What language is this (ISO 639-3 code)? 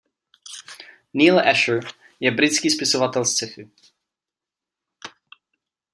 ces